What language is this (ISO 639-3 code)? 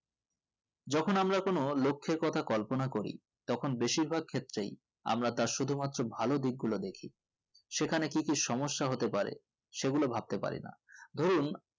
ben